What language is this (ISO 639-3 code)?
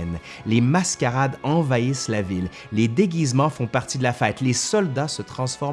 fra